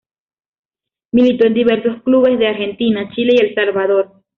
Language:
Spanish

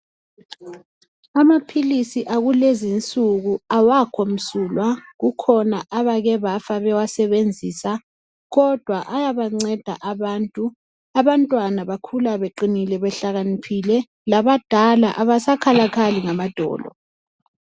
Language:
North Ndebele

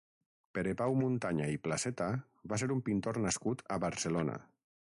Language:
Catalan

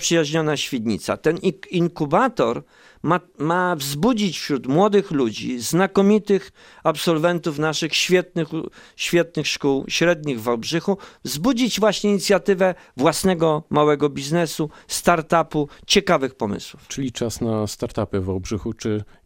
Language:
Polish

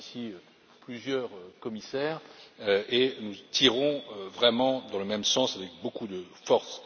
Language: French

